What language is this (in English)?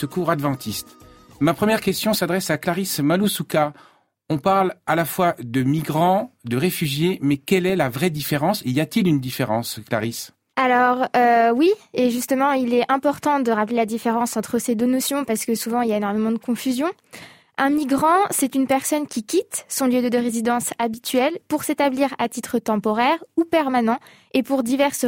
French